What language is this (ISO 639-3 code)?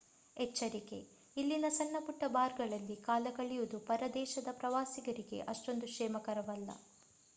kan